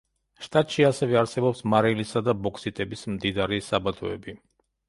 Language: Georgian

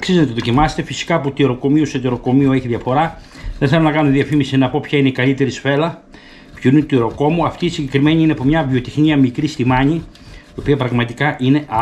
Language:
Greek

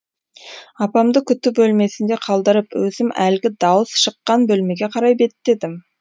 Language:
Kazakh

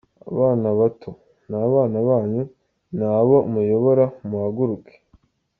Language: Kinyarwanda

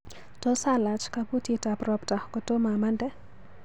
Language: Kalenjin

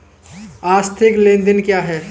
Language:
Hindi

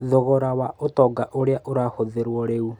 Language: Kikuyu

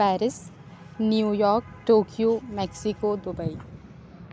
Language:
Urdu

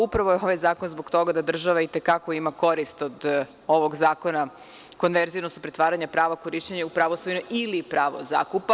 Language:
Serbian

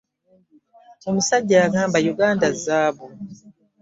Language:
Ganda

